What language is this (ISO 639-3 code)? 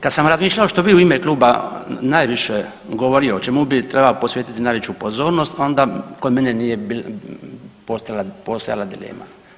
hrv